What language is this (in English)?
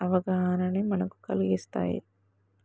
Telugu